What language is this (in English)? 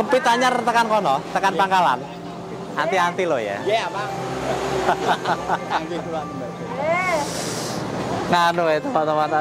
Indonesian